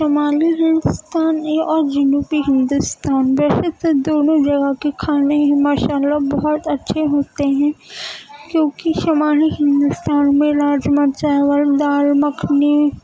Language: Urdu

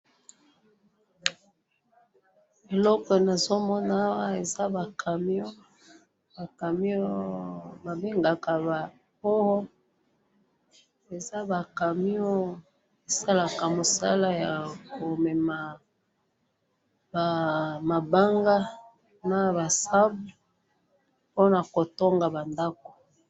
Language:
Lingala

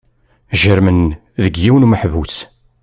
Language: Kabyle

